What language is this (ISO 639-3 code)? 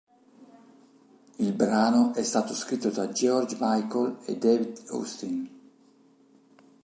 ita